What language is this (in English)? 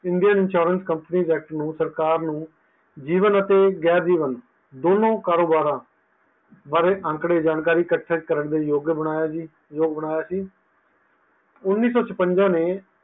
Punjabi